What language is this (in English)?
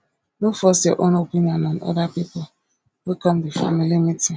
Nigerian Pidgin